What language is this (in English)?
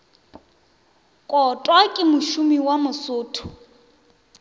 Northern Sotho